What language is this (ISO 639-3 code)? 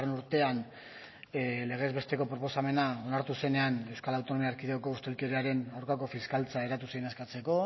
eus